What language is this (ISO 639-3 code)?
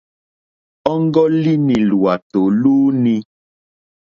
bri